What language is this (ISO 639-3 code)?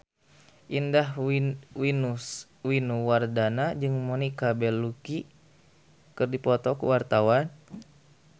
sun